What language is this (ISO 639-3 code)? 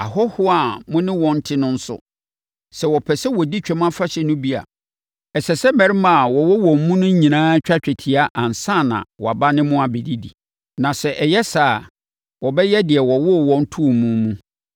aka